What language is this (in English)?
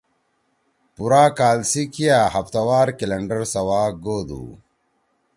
Torwali